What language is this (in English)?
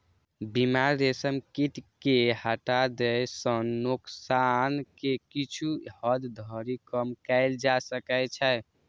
Maithili